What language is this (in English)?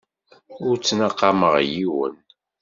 Kabyle